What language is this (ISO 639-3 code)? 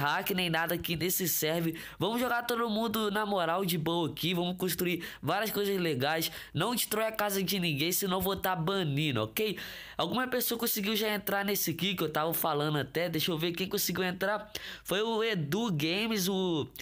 por